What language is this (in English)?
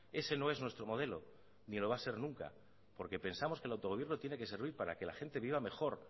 Spanish